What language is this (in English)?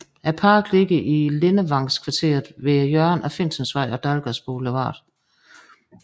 Danish